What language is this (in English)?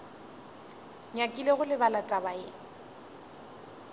Northern Sotho